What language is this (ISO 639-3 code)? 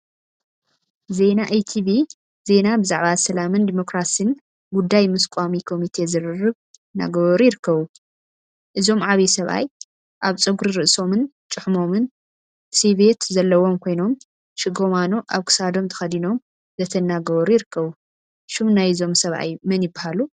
tir